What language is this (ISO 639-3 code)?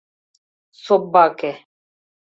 chm